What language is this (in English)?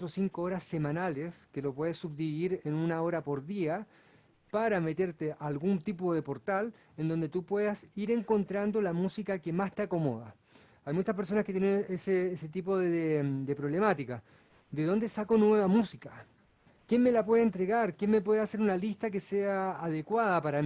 Spanish